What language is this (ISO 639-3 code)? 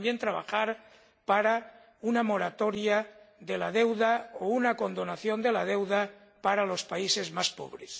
spa